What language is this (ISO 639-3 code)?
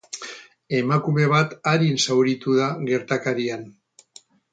eus